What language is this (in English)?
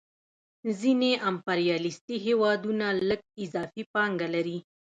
Pashto